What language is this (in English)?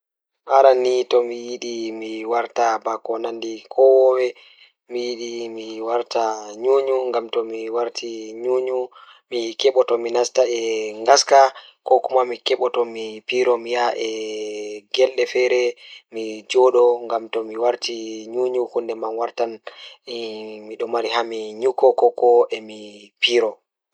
Fula